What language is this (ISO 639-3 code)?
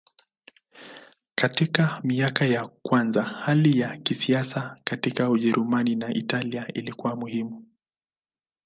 swa